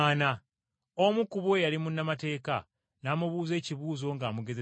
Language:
Ganda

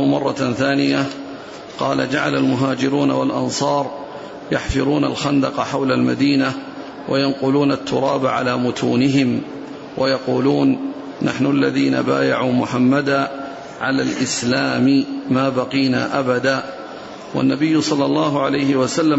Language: Arabic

